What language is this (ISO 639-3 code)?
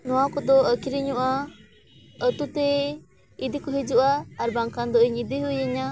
sat